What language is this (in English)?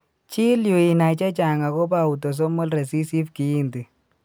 Kalenjin